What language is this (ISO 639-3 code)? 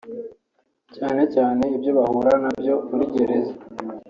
kin